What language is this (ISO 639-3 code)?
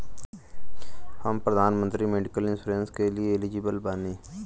bho